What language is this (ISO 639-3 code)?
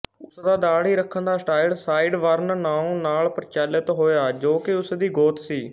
pan